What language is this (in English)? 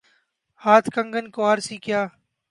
Urdu